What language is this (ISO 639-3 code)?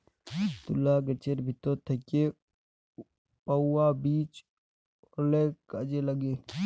ben